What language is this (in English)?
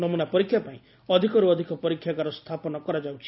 Odia